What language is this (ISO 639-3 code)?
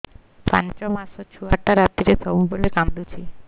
ori